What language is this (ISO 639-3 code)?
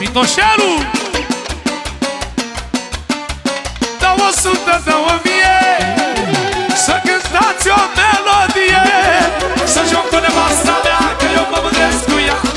ron